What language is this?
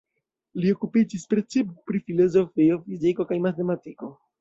Esperanto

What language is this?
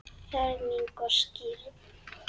Icelandic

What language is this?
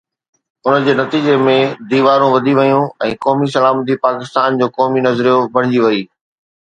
Sindhi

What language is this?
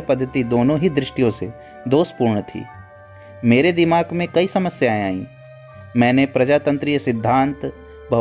Hindi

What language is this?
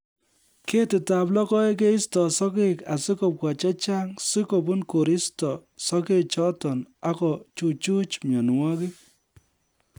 Kalenjin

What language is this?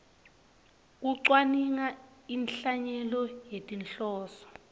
Swati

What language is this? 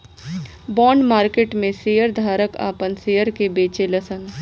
Bhojpuri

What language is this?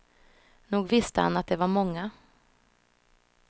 Swedish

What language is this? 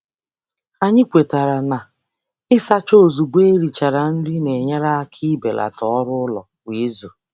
Igbo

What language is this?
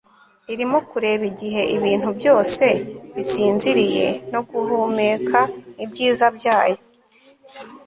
Kinyarwanda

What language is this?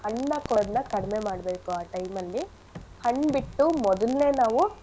Kannada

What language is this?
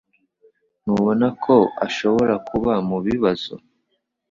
Kinyarwanda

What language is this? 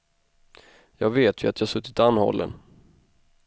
Swedish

